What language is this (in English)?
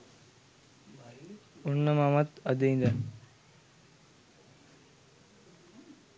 Sinhala